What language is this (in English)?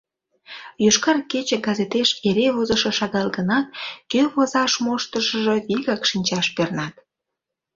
Mari